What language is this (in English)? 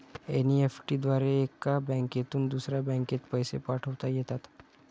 Marathi